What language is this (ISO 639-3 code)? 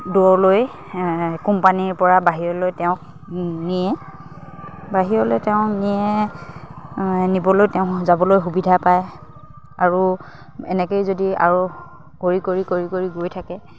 asm